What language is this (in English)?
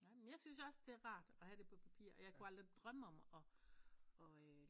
Danish